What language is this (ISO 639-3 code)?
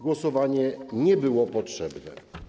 pol